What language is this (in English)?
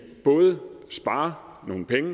Danish